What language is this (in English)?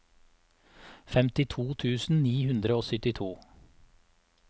Norwegian